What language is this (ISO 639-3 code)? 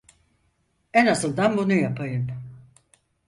tur